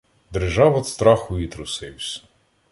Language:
Ukrainian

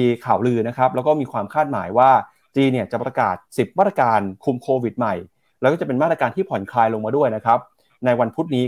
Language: Thai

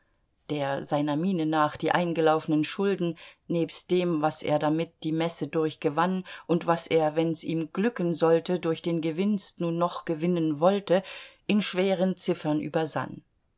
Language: German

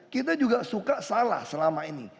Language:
Indonesian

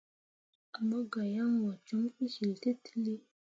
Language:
Mundang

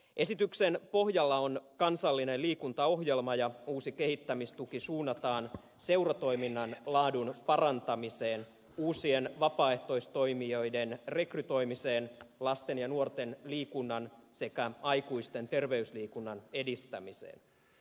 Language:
Finnish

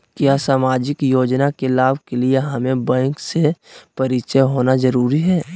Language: Magahi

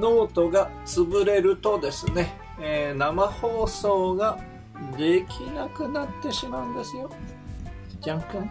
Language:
Japanese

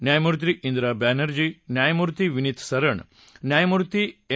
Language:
Marathi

